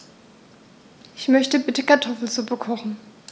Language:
German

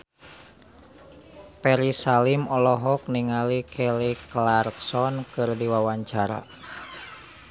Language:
Sundanese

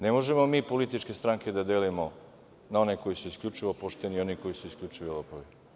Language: Serbian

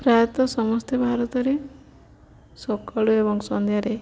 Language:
Odia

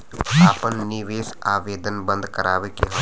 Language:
Bhojpuri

